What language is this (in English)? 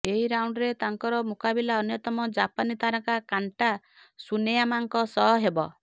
Odia